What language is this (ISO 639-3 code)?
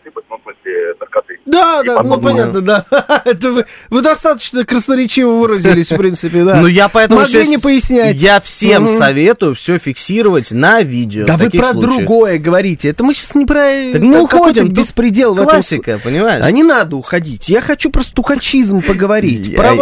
rus